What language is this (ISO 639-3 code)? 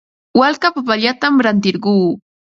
qva